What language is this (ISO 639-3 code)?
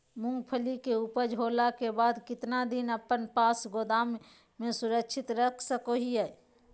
mag